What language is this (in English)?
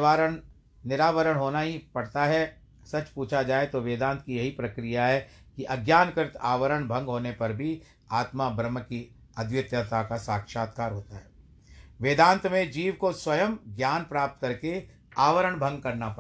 Hindi